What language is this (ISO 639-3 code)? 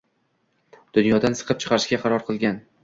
uzb